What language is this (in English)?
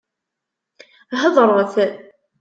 Kabyle